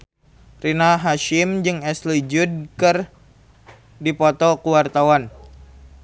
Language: Sundanese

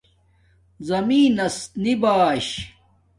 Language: Domaaki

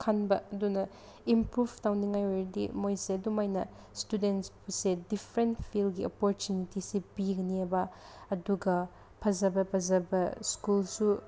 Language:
Manipuri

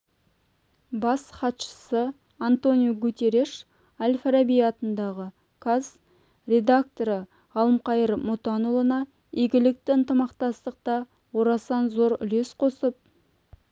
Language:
Kazakh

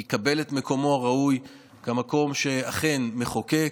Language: Hebrew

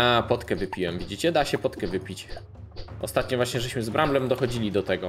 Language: Polish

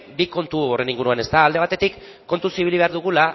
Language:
Basque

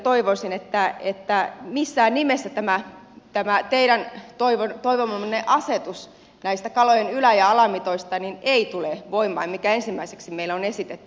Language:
Finnish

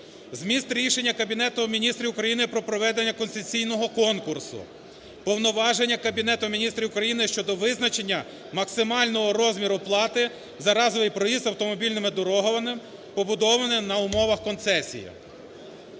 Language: Ukrainian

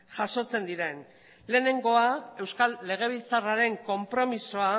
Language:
Basque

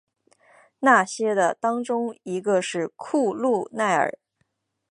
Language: Chinese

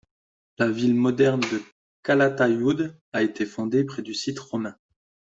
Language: French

